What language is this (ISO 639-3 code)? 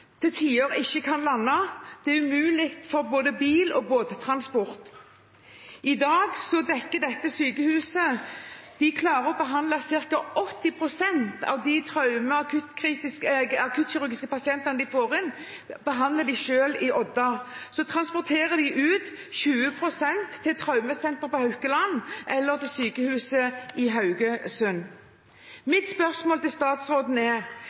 nob